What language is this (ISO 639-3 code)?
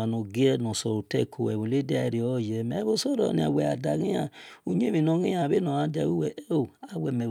ish